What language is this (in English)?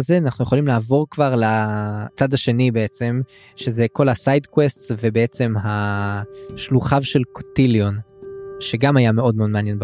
Hebrew